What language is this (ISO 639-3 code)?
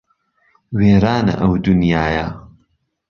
ckb